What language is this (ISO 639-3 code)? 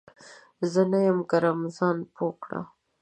pus